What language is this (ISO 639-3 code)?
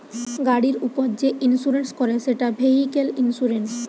ben